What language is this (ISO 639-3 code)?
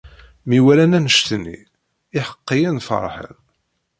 kab